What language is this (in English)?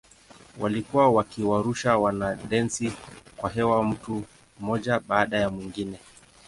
Swahili